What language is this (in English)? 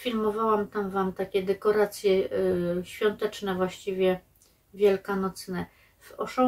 Polish